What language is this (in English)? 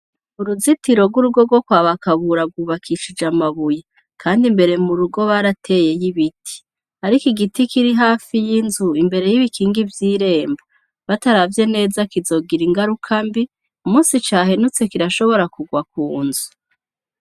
Rundi